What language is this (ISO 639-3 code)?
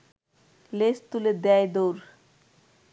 ben